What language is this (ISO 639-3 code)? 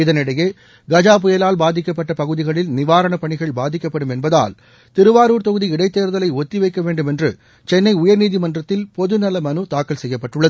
tam